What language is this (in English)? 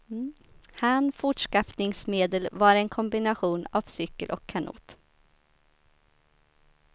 Swedish